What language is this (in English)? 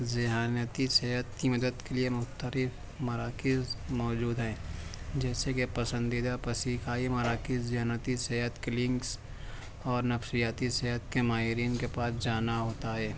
Urdu